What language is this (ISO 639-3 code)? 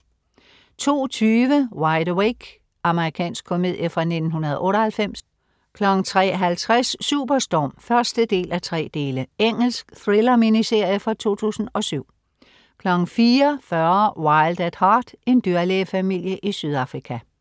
dan